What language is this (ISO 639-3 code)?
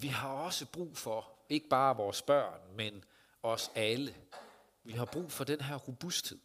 dan